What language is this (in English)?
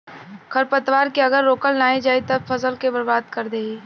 Bhojpuri